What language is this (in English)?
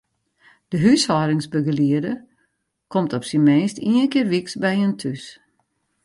Western Frisian